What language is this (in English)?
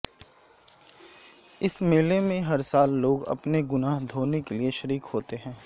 Urdu